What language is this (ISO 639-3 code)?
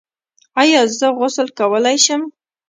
pus